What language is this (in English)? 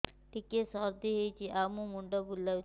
Odia